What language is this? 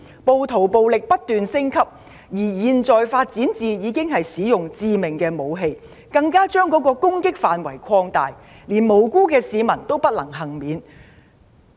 Cantonese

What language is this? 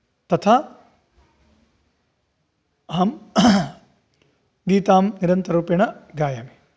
Sanskrit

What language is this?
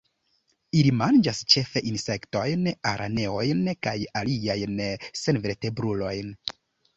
Esperanto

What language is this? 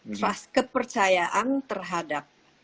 Indonesian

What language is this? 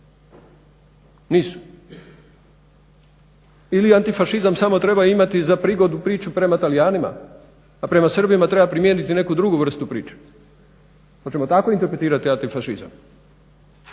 Croatian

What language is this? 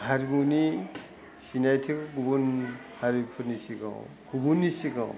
Bodo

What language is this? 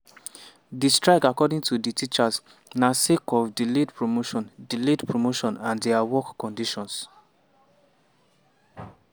Nigerian Pidgin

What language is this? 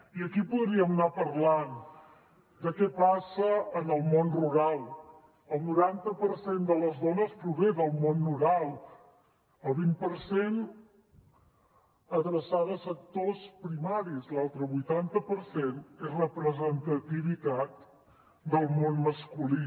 Catalan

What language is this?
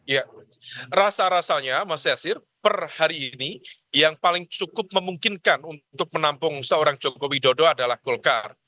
Indonesian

